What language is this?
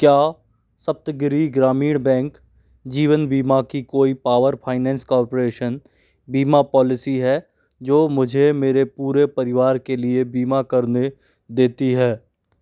Hindi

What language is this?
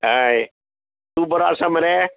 Konkani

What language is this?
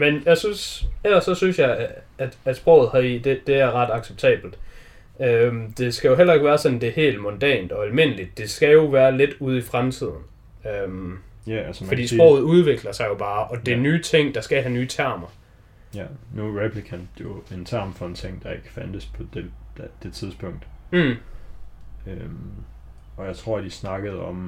Danish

